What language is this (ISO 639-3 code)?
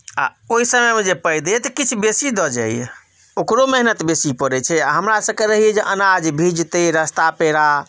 mai